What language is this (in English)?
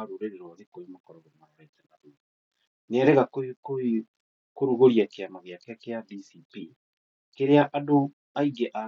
Kikuyu